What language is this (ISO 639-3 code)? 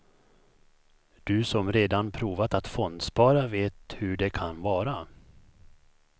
swe